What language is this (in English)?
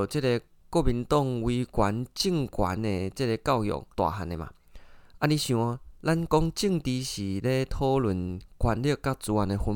Chinese